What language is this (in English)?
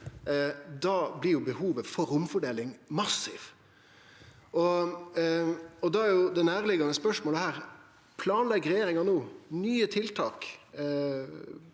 Norwegian